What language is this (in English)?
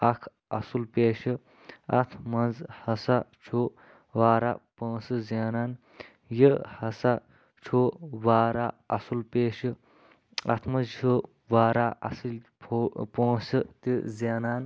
Kashmiri